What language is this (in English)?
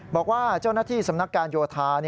Thai